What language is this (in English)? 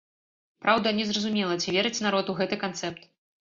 Belarusian